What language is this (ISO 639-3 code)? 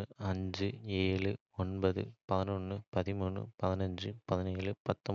kfe